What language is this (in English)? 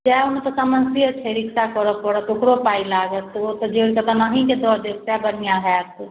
Maithili